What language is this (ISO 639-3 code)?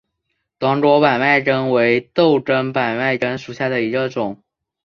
zho